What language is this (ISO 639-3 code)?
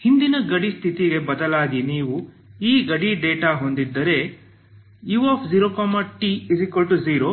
kan